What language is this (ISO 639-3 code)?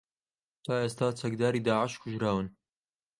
ckb